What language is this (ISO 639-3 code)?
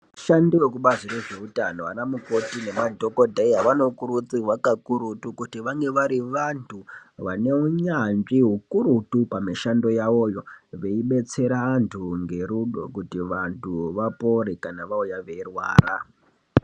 ndc